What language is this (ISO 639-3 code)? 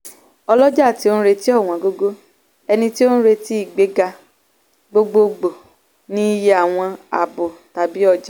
yor